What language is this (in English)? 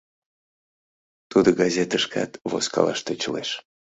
Mari